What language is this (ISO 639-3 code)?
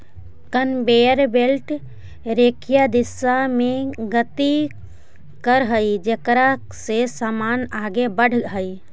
mag